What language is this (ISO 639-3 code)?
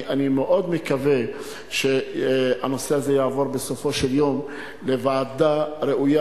heb